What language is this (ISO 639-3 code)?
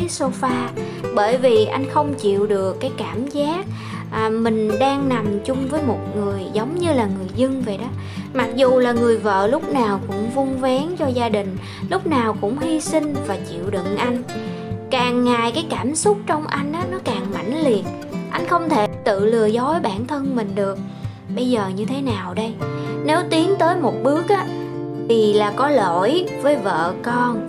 vie